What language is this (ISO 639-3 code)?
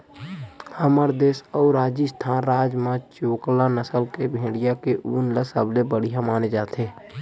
hne